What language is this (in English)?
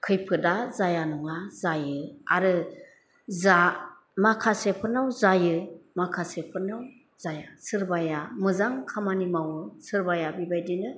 Bodo